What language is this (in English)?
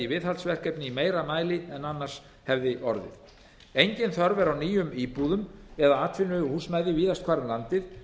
Icelandic